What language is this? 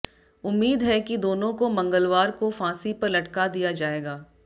Hindi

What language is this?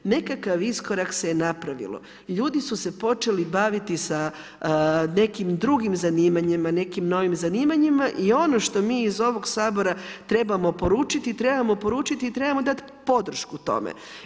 Croatian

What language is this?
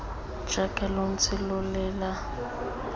Tswana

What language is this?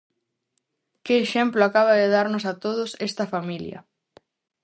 Galician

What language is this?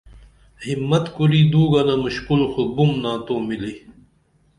Dameli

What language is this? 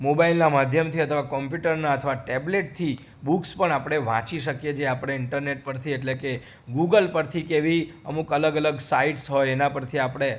Gujarati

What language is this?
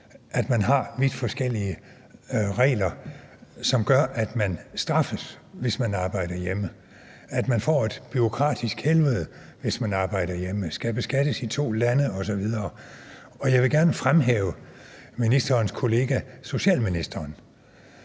Danish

